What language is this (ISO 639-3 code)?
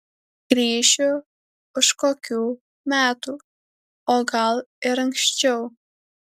lit